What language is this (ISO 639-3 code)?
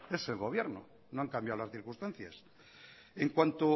spa